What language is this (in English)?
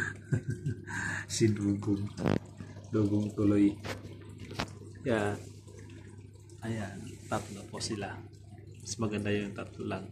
Filipino